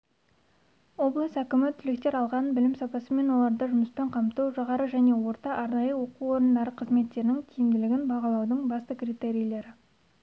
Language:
Kazakh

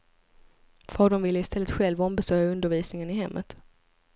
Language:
Swedish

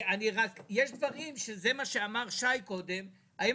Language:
Hebrew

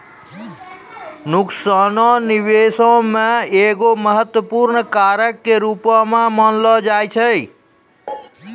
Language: Maithili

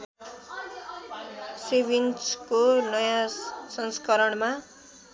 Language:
Nepali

